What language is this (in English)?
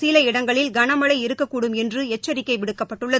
Tamil